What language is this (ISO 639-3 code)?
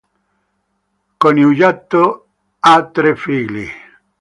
ita